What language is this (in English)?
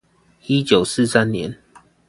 Chinese